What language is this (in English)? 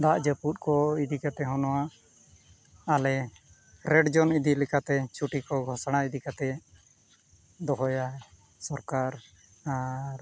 Santali